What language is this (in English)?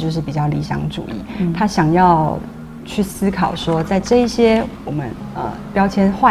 Chinese